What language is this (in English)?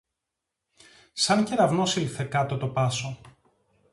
Greek